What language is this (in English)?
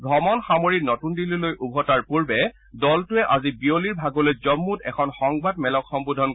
Assamese